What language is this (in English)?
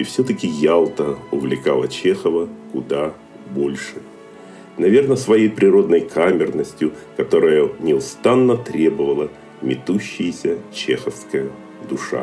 Russian